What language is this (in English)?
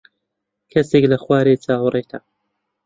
Central Kurdish